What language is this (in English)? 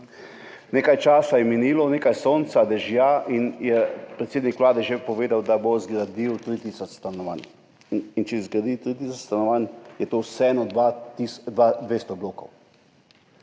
Slovenian